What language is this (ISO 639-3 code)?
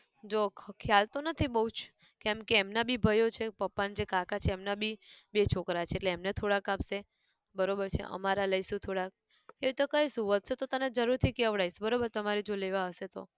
guj